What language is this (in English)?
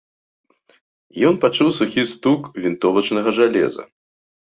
Belarusian